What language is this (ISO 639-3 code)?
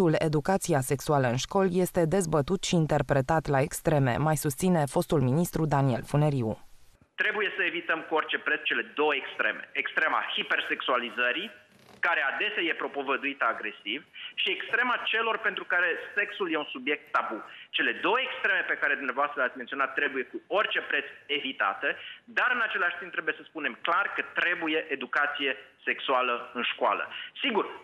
ron